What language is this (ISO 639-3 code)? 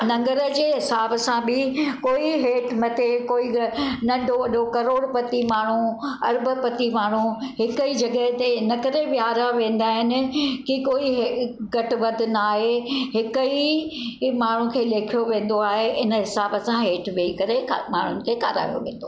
snd